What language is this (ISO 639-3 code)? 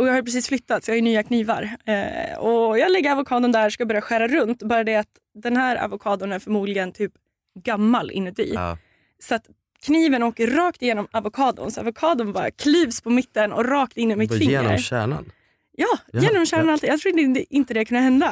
swe